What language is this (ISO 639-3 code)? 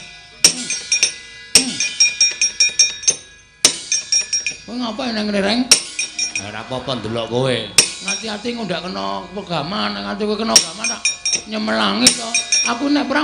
ind